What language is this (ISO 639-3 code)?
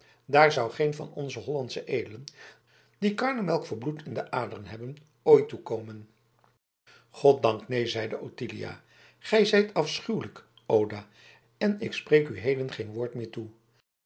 nld